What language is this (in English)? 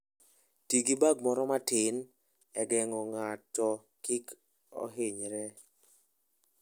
Luo (Kenya and Tanzania)